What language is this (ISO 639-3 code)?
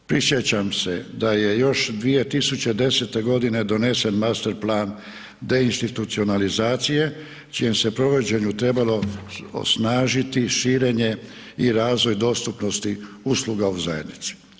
hrv